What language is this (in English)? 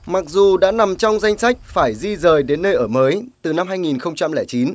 Vietnamese